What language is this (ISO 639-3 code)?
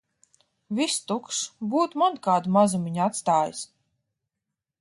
lav